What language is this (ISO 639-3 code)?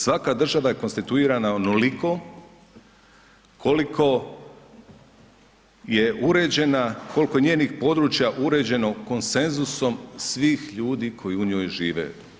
hrv